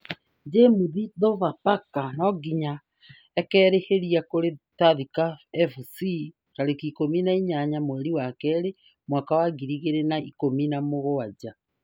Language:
Kikuyu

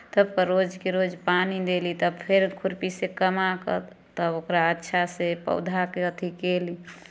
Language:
Maithili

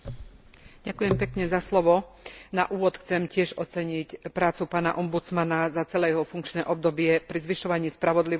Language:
Slovak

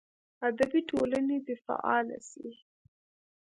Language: Pashto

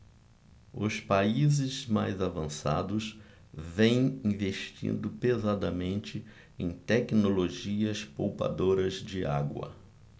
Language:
Portuguese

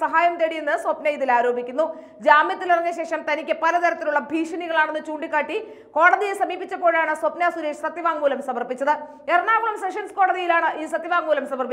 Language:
Hindi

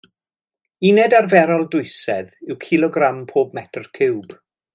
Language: Welsh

